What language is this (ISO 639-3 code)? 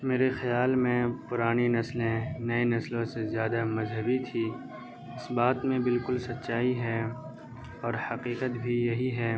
urd